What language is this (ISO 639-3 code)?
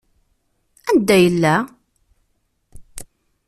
kab